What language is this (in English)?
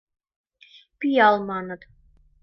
Mari